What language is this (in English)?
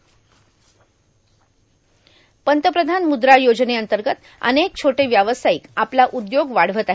Marathi